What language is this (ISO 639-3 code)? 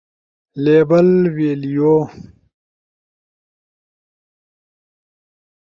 ush